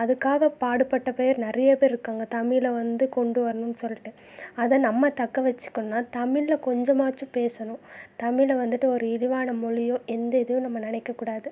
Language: Tamil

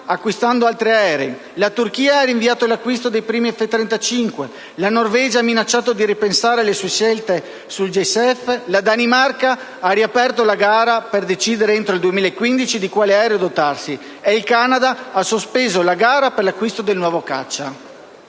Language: Italian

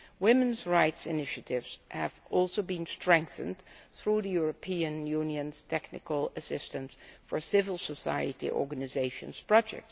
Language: English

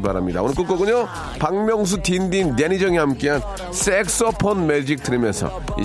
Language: Korean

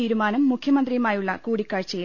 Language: Malayalam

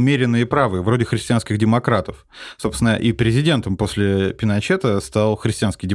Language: Russian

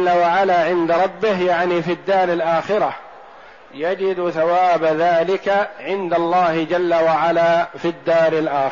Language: Arabic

